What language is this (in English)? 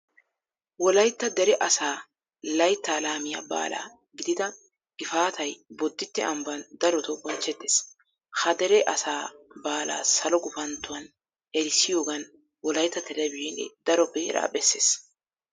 Wolaytta